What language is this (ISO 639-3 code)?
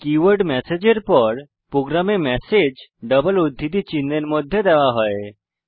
ben